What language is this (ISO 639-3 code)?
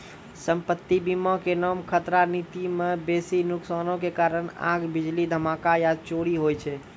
mai